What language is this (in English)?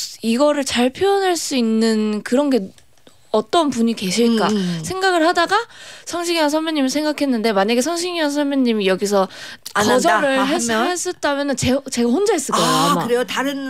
Korean